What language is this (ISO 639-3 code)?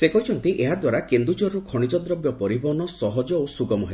ori